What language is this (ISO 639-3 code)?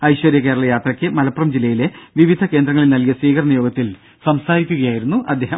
mal